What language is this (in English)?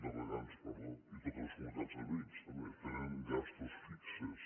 Catalan